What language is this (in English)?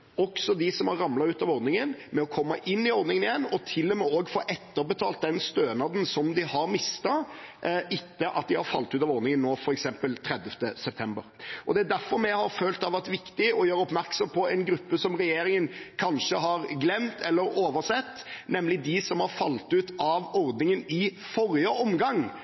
Norwegian Bokmål